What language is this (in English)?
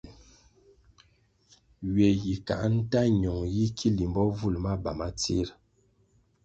Kwasio